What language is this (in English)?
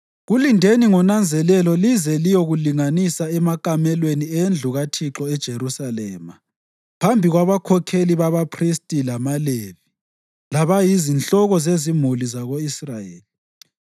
North Ndebele